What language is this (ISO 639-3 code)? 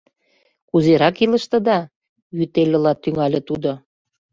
chm